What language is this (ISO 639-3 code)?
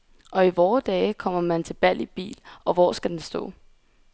dan